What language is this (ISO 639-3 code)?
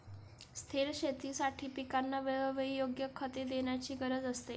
mar